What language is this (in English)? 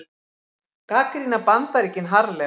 Icelandic